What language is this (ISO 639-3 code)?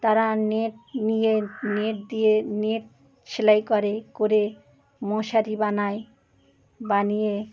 ben